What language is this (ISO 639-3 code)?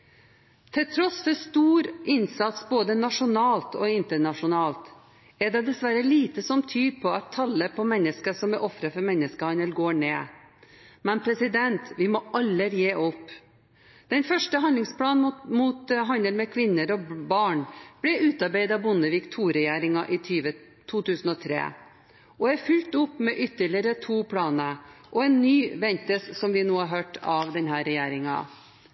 nob